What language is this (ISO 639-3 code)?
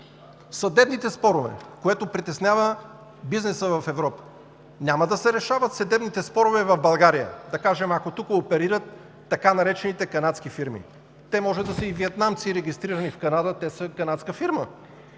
bul